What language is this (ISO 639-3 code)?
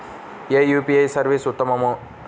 tel